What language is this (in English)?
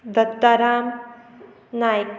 Konkani